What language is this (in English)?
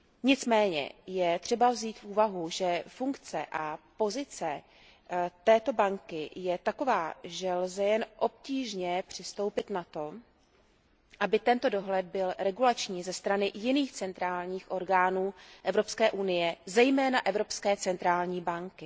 Czech